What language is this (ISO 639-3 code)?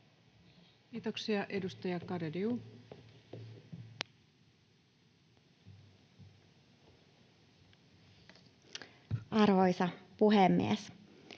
fin